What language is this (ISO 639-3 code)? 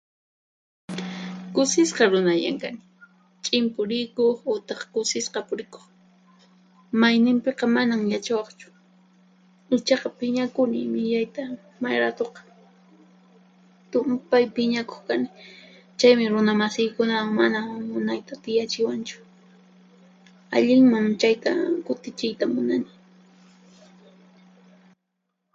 qxp